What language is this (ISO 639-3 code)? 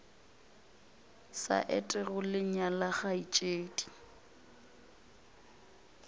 nso